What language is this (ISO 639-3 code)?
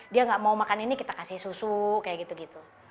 ind